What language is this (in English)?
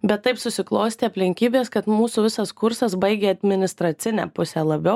Lithuanian